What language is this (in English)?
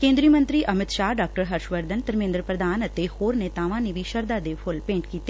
Punjabi